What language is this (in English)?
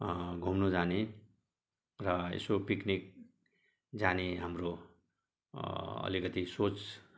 Nepali